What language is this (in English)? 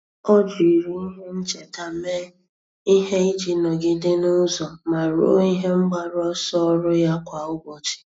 Igbo